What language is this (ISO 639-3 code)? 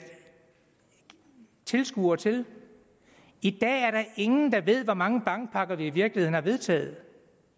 dan